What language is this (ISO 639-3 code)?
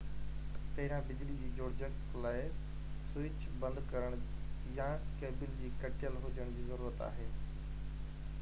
snd